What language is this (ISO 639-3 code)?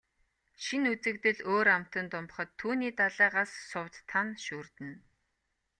mon